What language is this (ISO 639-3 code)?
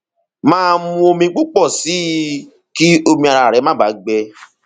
yor